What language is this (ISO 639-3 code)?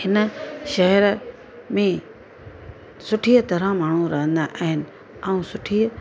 snd